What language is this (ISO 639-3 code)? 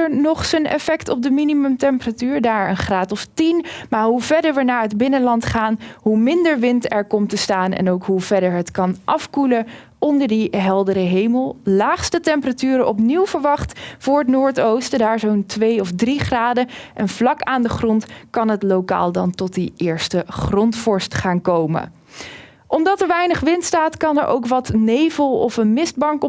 nld